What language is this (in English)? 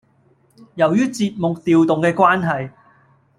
Cantonese